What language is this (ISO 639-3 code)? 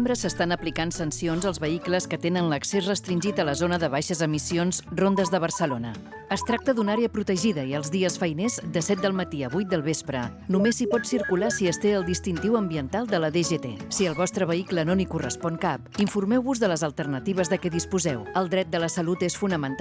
cat